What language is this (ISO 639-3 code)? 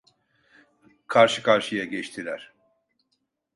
tur